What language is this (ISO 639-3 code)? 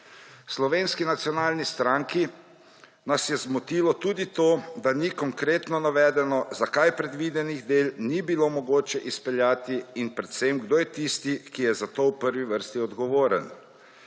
slv